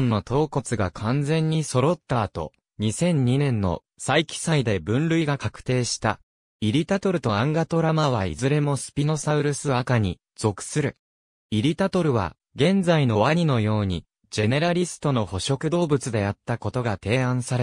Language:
Japanese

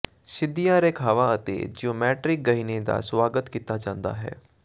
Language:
Punjabi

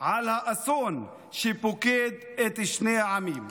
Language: Hebrew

